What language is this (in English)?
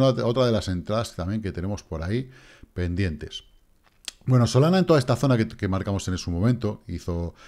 Spanish